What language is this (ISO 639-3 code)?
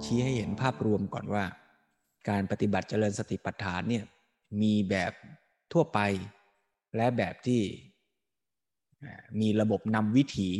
tha